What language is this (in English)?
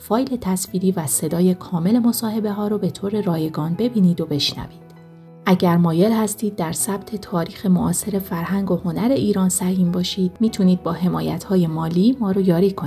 Persian